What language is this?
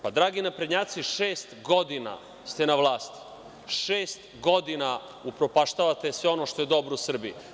Serbian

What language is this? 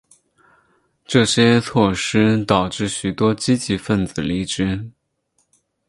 Chinese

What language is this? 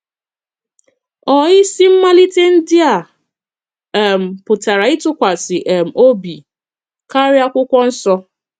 Igbo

